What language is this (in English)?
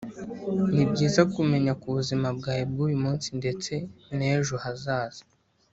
Kinyarwanda